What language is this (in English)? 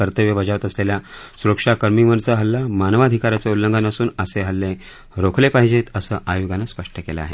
Marathi